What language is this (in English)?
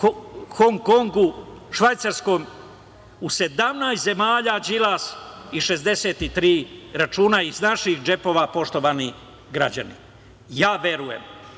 Serbian